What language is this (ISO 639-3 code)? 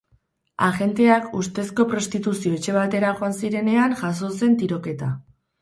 eus